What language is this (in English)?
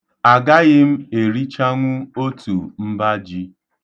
Igbo